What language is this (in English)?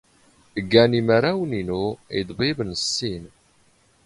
Standard Moroccan Tamazight